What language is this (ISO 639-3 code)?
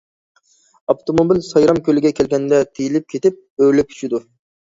uig